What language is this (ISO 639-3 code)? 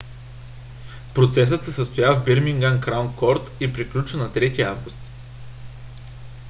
bul